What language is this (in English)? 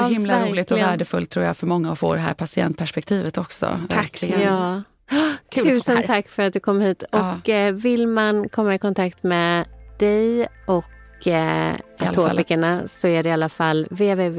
Swedish